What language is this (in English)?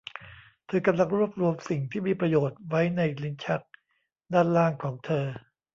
Thai